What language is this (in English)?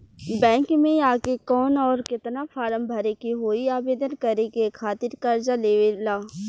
Bhojpuri